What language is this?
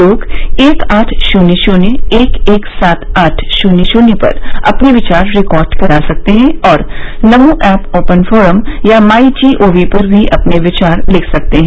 Hindi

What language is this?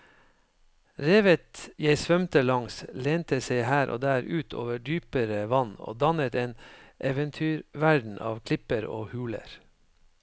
Norwegian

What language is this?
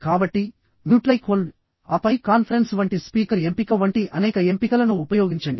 Telugu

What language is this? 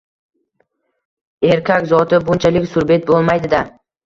Uzbek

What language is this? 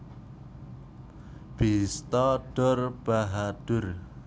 Javanese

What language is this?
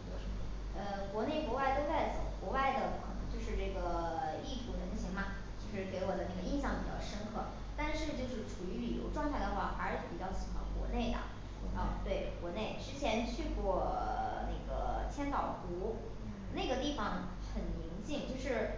Chinese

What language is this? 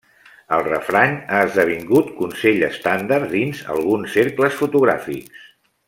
Catalan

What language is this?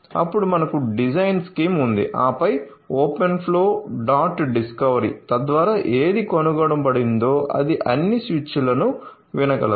Telugu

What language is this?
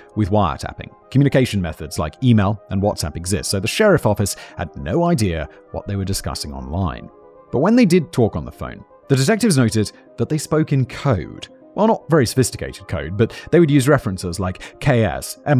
English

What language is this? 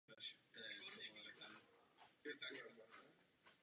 Czech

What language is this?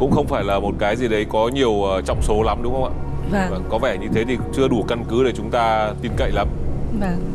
Vietnamese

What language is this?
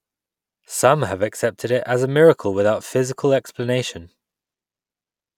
English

